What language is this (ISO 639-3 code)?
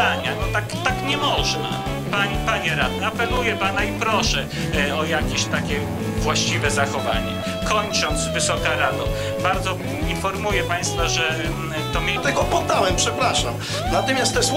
pol